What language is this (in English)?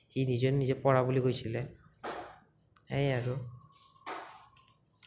Assamese